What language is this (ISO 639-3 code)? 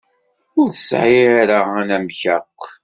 kab